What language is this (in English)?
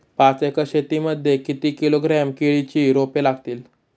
Marathi